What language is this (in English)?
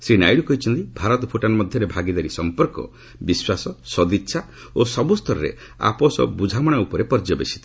Odia